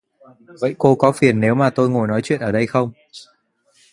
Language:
Vietnamese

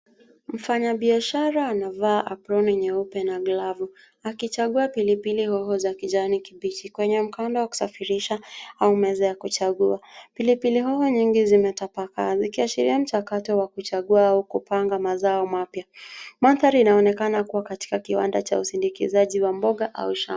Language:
Swahili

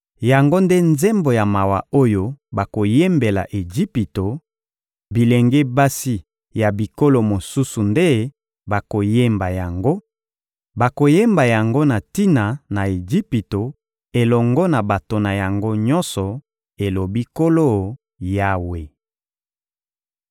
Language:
Lingala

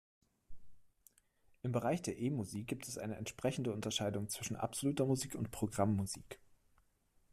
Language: German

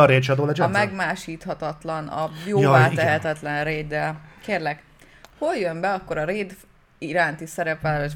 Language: Hungarian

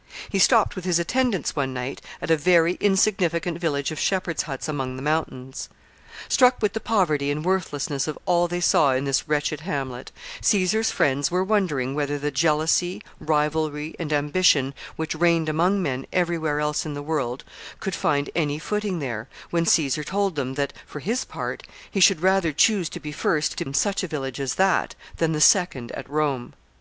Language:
English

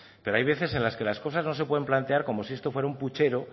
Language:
Spanish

